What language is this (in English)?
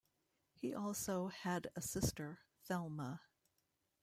English